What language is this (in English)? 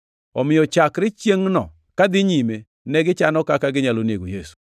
Luo (Kenya and Tanzania)